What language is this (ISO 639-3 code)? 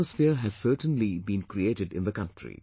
eng